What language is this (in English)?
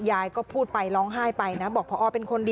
Thai